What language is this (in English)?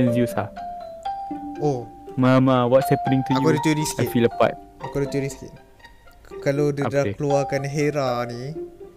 Malay